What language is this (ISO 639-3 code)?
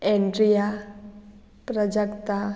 kok